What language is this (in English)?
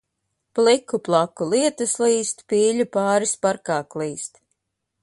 Latvian